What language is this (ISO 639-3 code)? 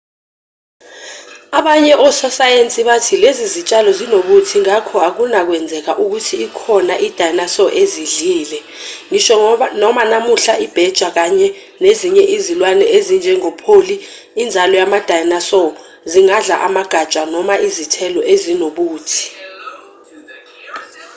zul